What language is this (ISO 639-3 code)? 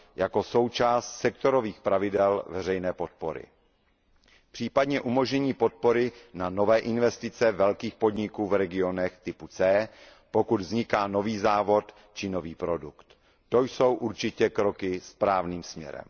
ces